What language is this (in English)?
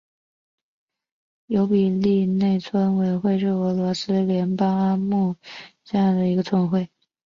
Chinese